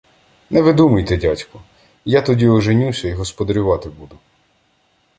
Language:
Ukrainian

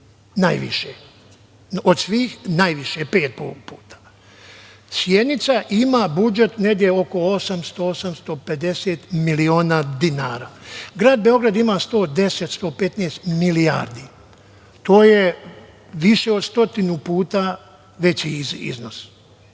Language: Serbian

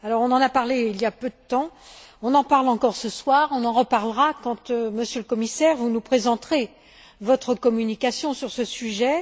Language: French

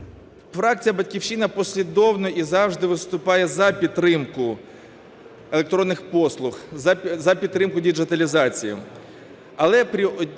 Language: Ukrainian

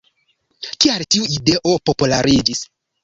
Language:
Esperanto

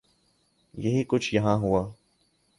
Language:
Urdu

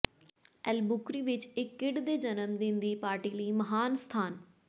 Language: Punjabi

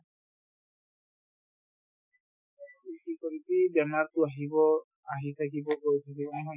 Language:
Assamese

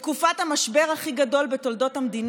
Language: Hebrew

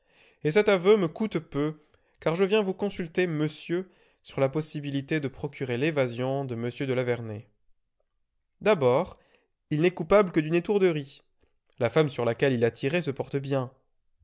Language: French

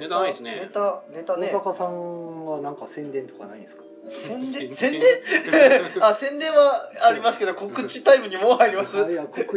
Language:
Japanese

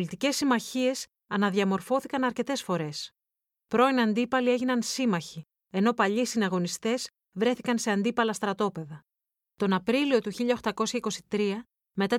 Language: Greek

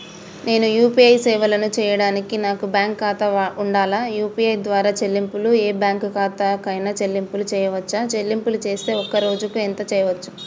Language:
Telugu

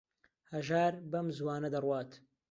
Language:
Central Kurdish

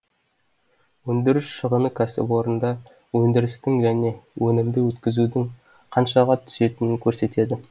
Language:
Kazakh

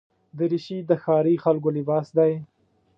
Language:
Pashto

